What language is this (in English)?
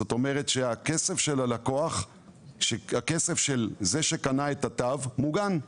Hebrew